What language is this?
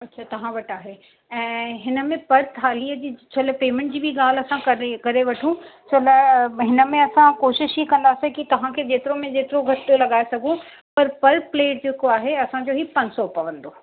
Sindhi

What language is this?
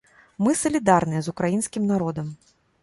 Belarusian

